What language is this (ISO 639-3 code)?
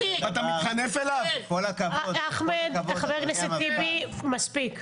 heb